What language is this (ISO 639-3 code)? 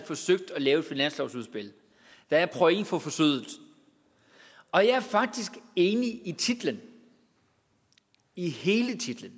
dan